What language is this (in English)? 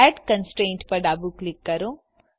Gujarati